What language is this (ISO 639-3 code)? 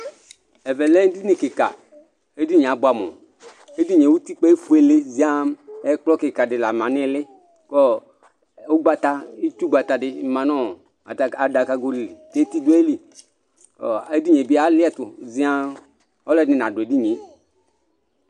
kpo